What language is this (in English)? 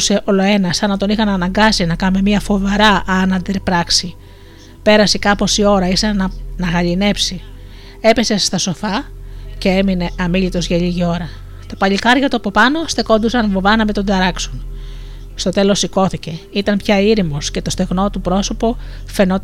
Greek